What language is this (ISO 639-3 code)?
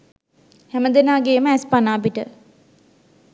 sin